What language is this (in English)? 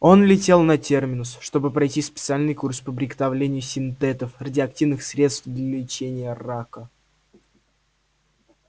Russian